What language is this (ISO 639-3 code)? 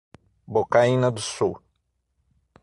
por